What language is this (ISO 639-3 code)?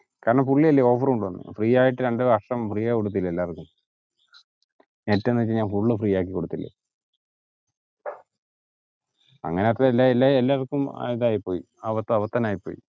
mal